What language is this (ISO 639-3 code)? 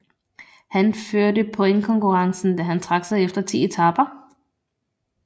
dan